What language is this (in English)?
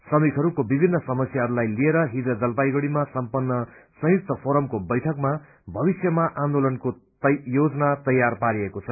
Nepali